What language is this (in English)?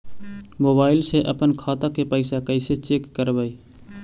Magahi